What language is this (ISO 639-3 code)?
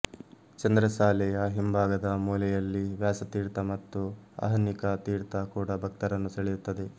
kan